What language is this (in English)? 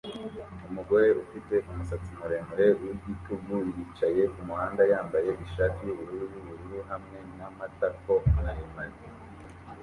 Kinyarwanda